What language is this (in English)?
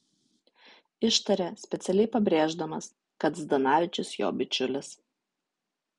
Lithuanian